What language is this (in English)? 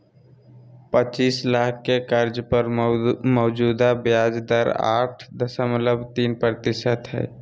Magahi